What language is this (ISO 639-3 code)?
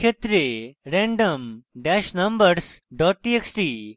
ben